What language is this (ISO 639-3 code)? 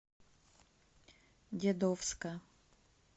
rus